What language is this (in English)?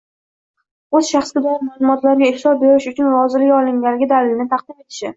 Uzbek